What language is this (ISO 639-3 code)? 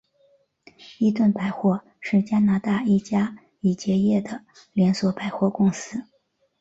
zho